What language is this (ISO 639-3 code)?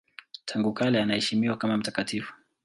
swa